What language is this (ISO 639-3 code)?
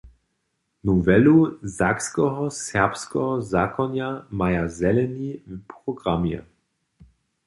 hsb